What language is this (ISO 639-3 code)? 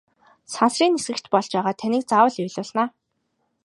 mon